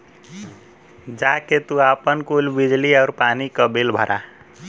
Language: Bhojpuri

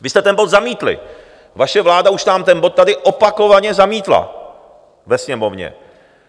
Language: Czech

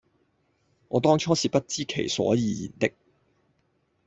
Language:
Cantonese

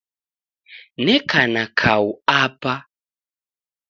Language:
Taita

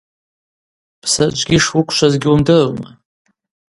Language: Abaza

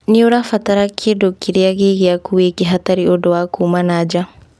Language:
Kikuyu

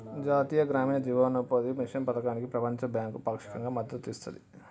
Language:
Telugu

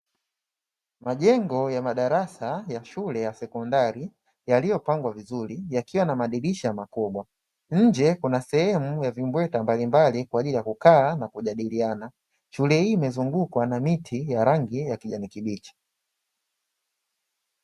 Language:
Swahili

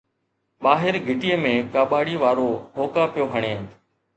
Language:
Sindhi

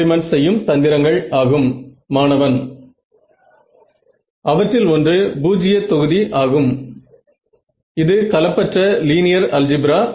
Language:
Tamil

